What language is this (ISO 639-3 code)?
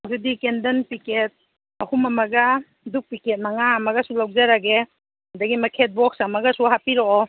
mni